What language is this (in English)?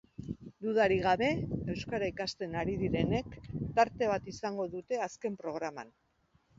Basque